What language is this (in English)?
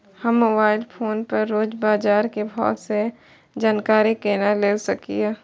Maithili